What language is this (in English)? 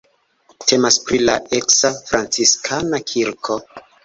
Esperanto